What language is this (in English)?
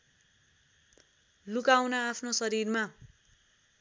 Nepali